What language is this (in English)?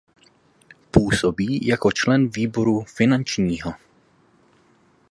Czech